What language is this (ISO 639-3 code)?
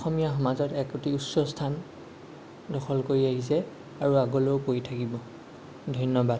asm